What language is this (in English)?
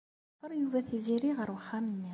Kabyle